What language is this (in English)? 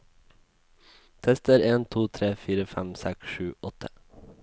Norwegian